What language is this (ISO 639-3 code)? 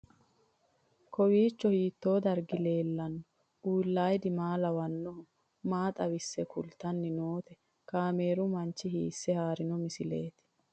sid